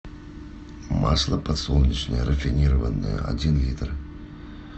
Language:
Russian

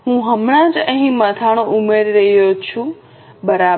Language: Gujarati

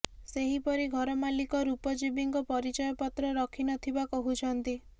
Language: Odia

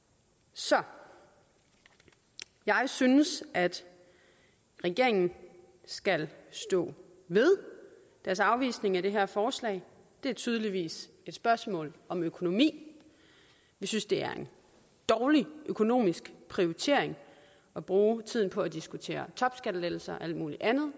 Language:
Danish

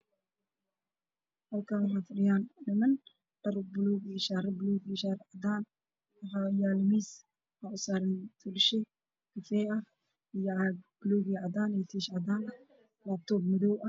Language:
Somali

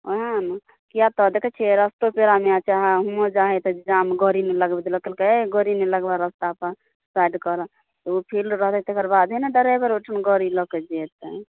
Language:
Maithili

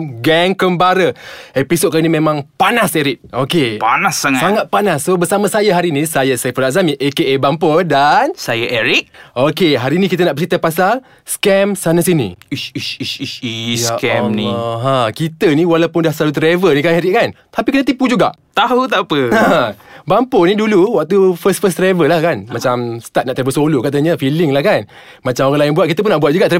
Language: Malay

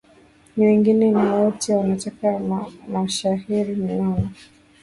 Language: Swahili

